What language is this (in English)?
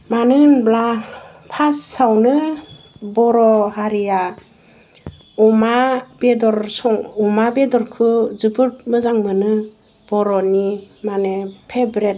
Bodo